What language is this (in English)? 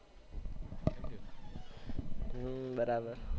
Gujarati